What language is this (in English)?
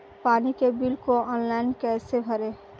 Hindi